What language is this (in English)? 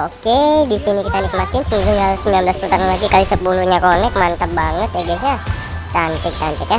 Indonesian